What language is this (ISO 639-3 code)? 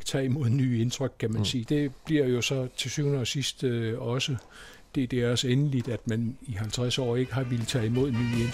dan